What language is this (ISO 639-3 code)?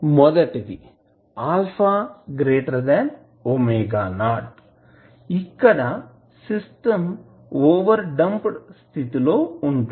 tel